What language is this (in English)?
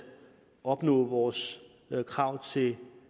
Danish